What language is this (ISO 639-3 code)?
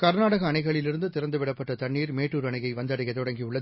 tam